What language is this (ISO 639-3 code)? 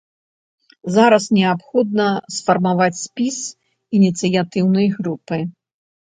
bel